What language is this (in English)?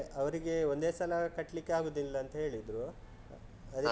Kannada